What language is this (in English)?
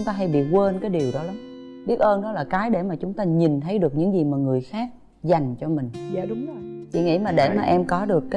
Vietnamese